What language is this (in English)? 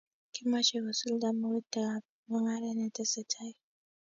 Kalenjin